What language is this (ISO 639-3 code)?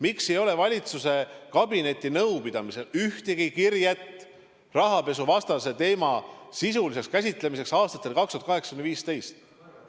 est